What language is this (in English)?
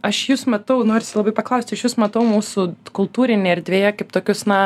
Lithuanian